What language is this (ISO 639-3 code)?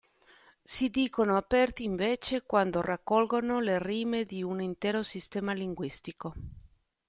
ita